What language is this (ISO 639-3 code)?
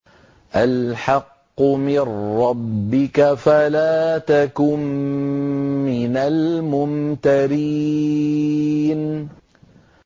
ara